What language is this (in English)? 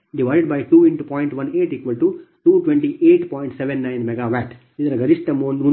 Kannada